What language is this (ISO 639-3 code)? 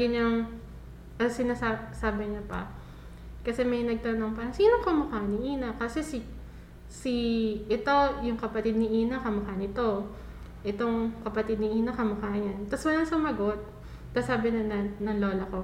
fil